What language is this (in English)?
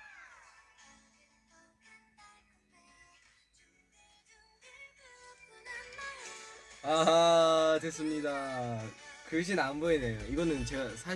Korean